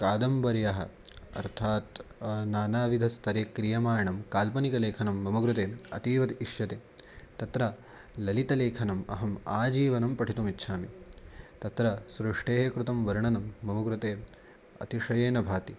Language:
Sanskrit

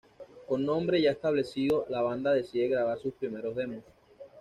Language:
Spanish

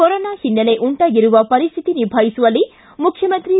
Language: Kannada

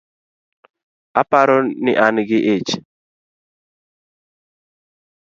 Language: Luo (Kenya and Tanzania)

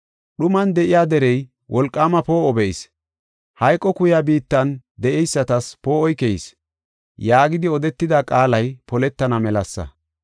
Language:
Gofa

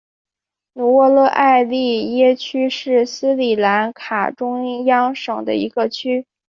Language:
Chinese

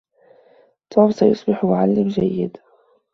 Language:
Arabic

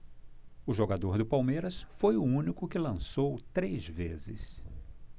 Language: Portuguese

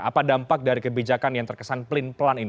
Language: Indonesian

